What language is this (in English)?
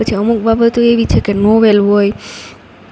Gujarati